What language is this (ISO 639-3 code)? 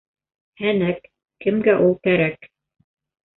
bak